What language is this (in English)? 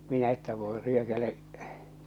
Finnish